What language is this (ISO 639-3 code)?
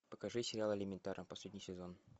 rus